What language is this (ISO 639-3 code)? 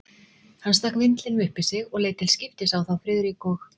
isl